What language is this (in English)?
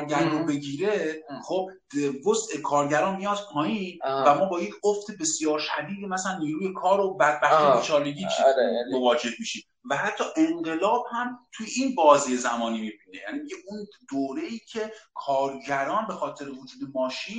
Persian